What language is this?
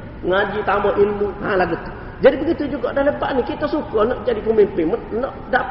Malay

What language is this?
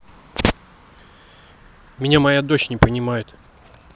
Russian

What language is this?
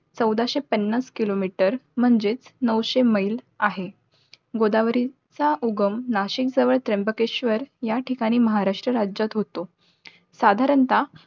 Marathi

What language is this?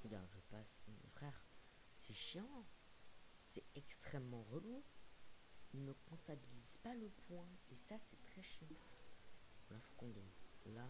French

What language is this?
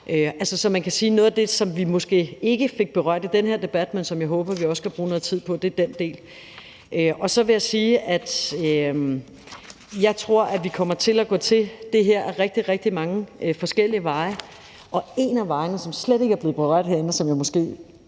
Danish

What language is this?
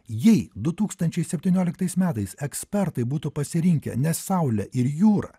Lithuanian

